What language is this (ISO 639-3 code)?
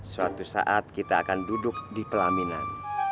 ind